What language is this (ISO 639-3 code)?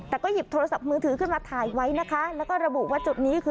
tha